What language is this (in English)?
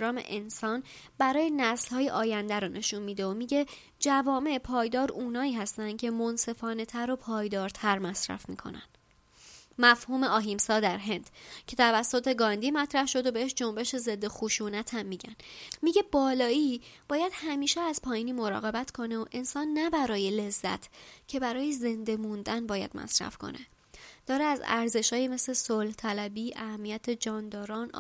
Persian